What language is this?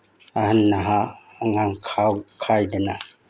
Manipuri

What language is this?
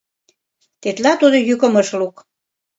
Mari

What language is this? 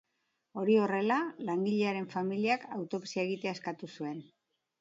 Basque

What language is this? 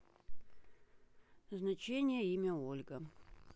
Russian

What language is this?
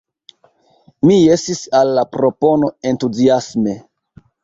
Esperanto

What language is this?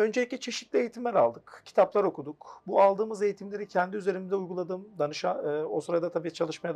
Turkish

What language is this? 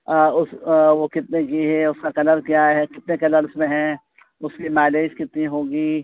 Urdu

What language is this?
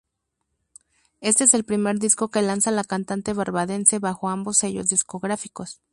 Spanish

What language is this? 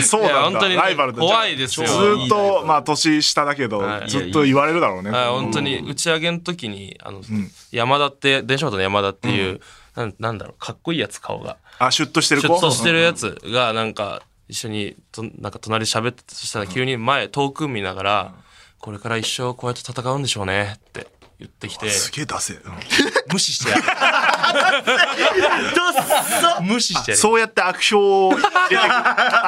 Japanese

